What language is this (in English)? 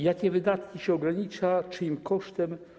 Polish